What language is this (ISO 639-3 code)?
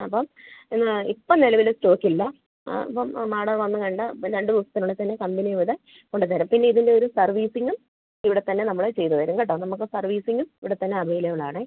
mal